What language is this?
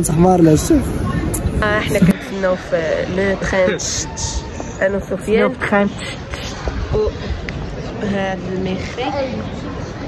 Arabic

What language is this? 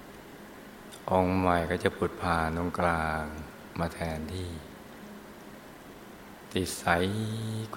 Thai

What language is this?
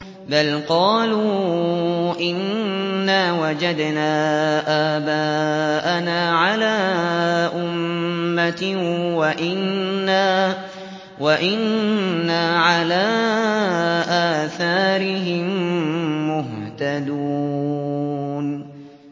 Arabic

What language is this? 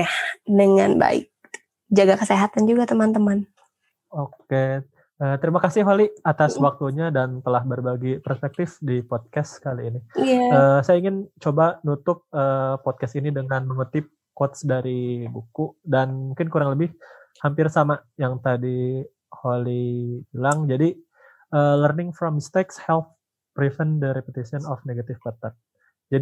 Indonesian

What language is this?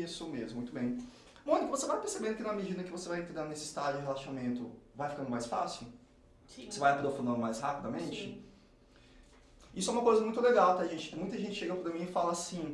Portuguese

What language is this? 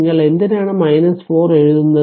Malayalam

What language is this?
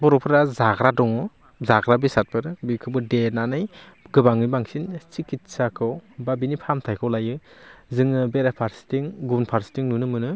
Bodo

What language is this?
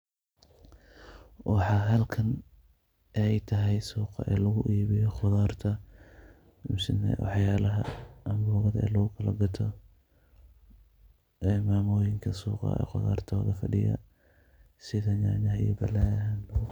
Somali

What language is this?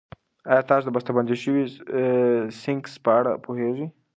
Pashto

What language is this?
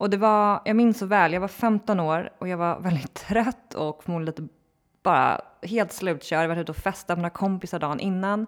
Swedish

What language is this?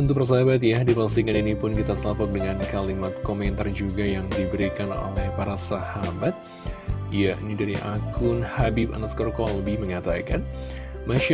Indonesian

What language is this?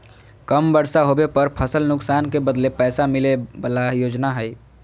Magahi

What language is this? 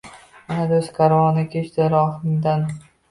Uzbek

